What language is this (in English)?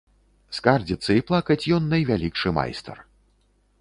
Belarusian